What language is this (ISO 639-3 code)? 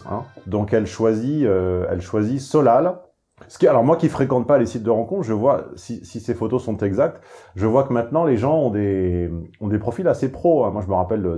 fra